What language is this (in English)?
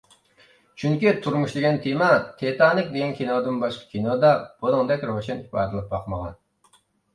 Uyghur